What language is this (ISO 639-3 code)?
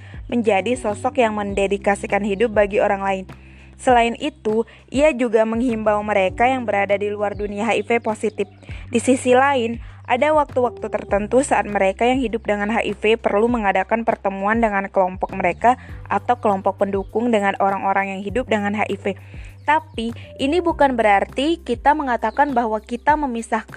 ind